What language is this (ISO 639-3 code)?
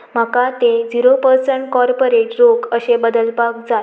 kok